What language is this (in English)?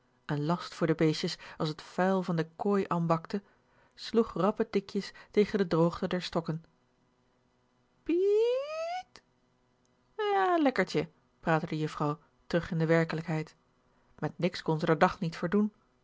Dutch